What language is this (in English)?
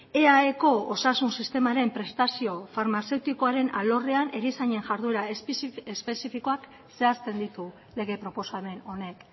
Basque